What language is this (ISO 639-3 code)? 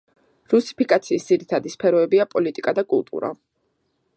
kat